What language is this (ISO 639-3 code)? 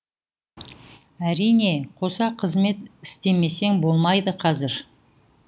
kaz